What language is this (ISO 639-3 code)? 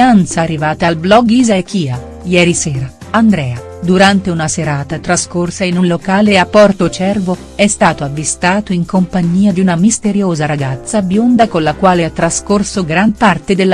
ita